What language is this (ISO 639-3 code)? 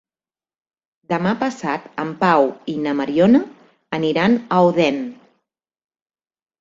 cat